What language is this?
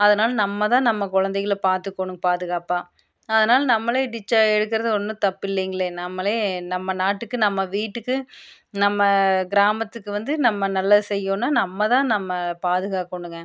Tamil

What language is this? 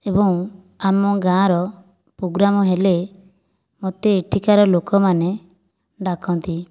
Odia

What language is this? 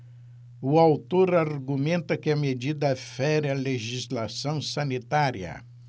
Portuguese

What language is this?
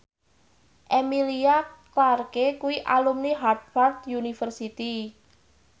Javanese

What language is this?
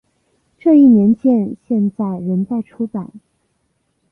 Chinese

